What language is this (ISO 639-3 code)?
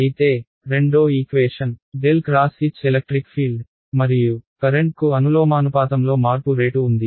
tel